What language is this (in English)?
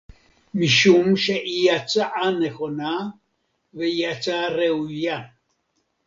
Hebrew